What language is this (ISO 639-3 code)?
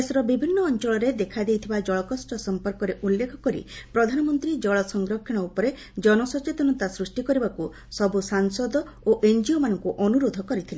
ori